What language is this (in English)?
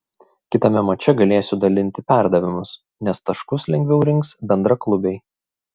Lithuanian